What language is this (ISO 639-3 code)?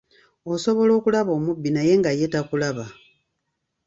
lug